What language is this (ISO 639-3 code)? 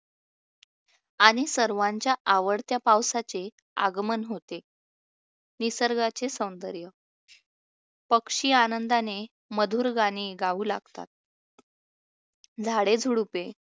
mar